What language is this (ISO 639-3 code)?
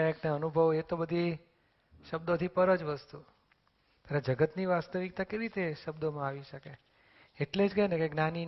guj